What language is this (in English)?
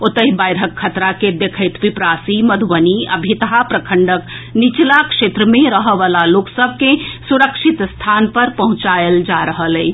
Maithili